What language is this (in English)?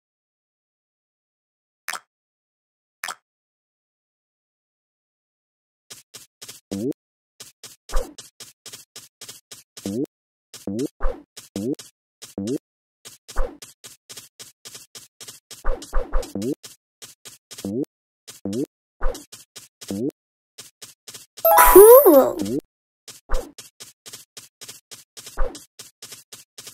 English